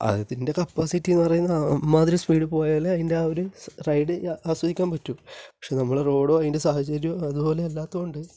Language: Malayalam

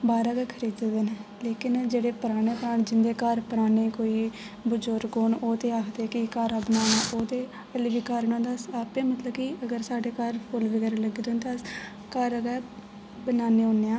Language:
Dogri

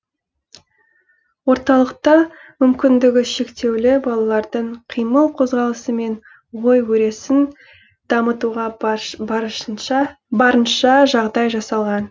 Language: Kazakh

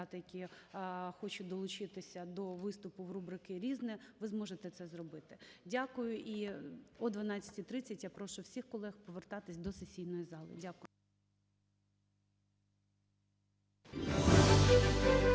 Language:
Ukrainian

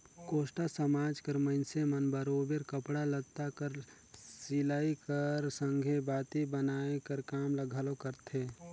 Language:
Chhattisgarhi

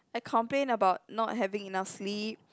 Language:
English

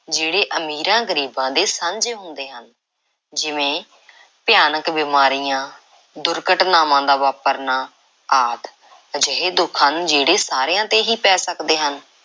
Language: Punjabi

